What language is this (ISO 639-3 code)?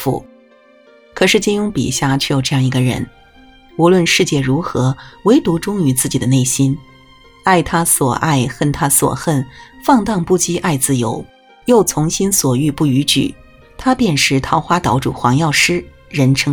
zho